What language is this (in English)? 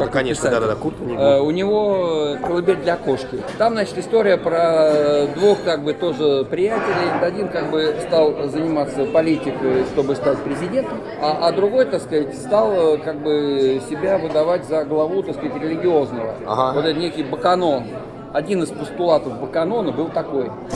Russian